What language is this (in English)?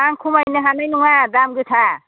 Bodo